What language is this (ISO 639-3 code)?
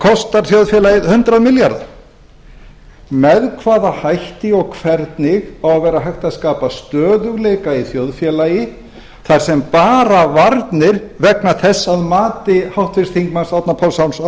isl